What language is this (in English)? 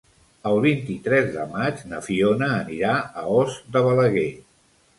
Catalan